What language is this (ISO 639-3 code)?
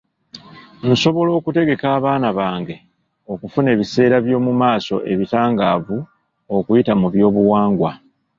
lug